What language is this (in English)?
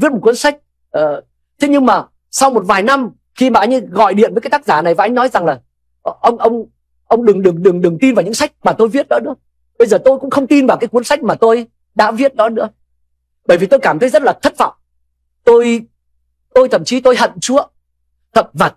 Vietnamese